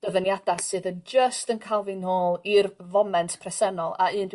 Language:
Welsh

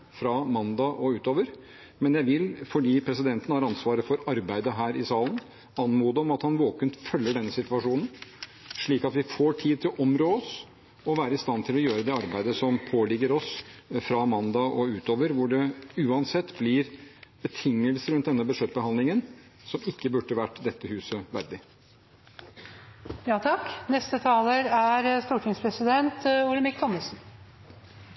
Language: Norwegian Bokmål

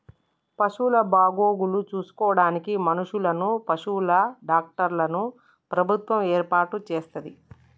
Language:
Telugu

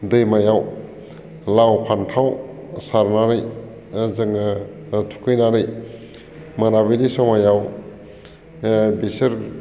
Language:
Bodo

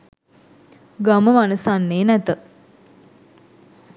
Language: Sinhala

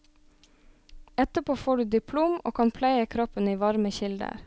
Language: Norwegian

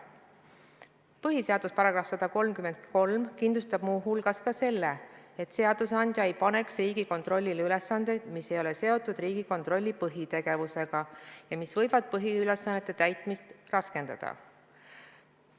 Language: Estonian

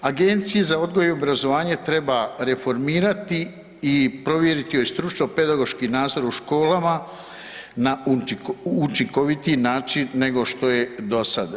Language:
Croatian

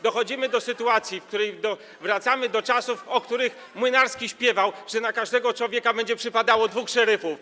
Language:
Polish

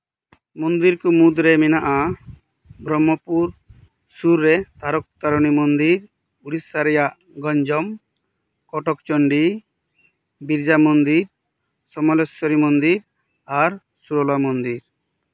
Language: Santali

